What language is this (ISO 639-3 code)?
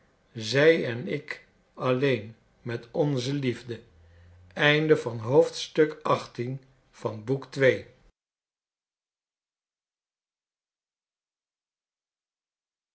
nld